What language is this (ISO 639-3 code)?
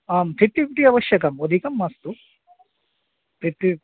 san